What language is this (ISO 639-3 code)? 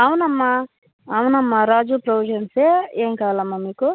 tel